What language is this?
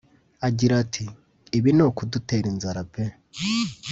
Kinyarwanda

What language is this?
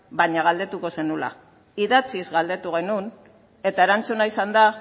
Basque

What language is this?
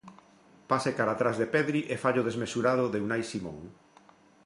Galician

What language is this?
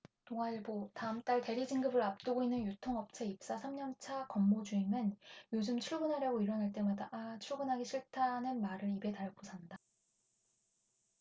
Korean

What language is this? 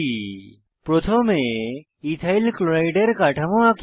Bangla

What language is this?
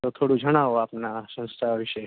Gujarati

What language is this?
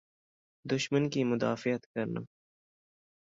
Urdu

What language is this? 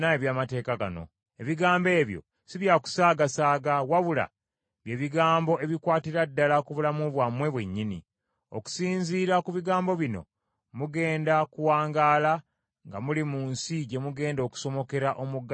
Ganda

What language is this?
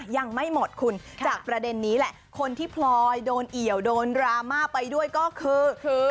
Thai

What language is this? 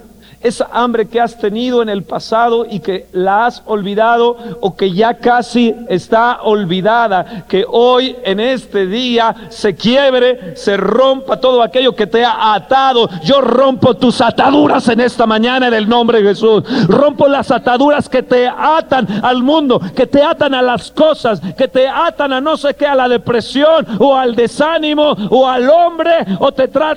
Spanish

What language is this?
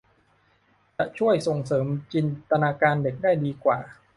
Thai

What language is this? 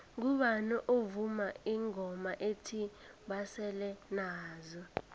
South Ndebele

